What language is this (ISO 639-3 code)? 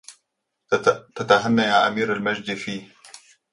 ara